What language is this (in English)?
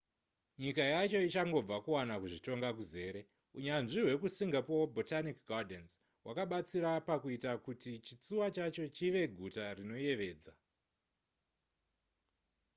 Shona